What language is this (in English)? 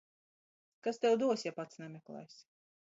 Latvian